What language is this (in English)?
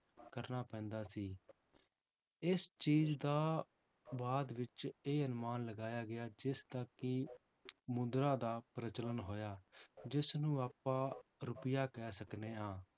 Punjabi